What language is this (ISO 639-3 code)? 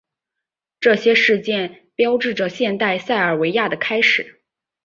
zho